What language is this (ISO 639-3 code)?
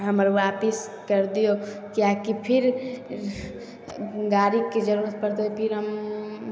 mai